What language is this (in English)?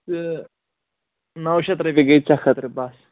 Kashmiri